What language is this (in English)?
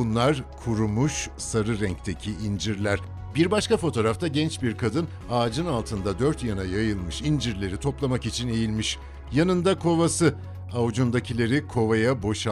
Turkish